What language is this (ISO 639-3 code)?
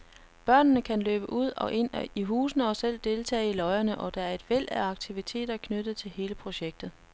dan